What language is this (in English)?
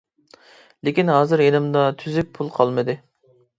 Uyghur